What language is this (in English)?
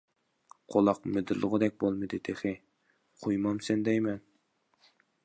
Uyghur